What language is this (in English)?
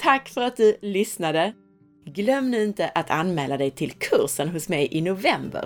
Swedish